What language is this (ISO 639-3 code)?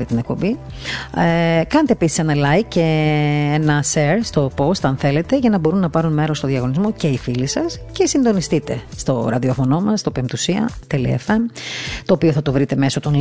ell